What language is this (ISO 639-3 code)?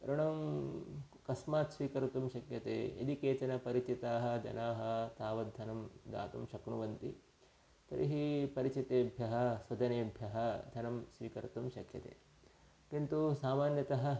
san